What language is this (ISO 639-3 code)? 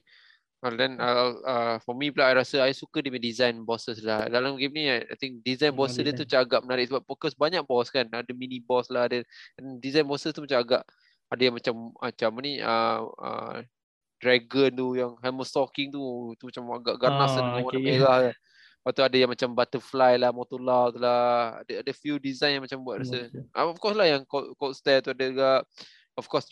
msa